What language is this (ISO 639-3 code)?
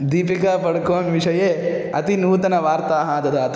san